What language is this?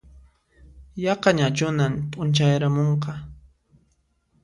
Puno Quechua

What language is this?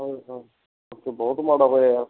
Punjabi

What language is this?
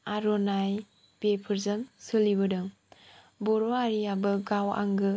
Bodo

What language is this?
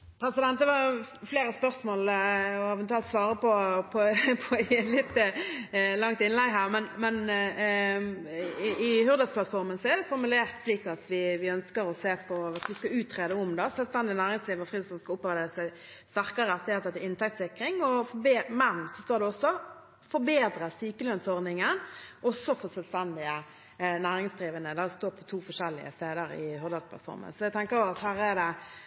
Norwegian Bokmål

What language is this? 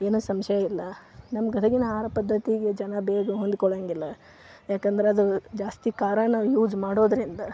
Kannada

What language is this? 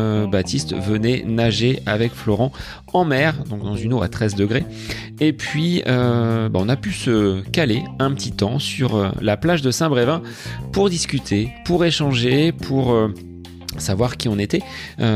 French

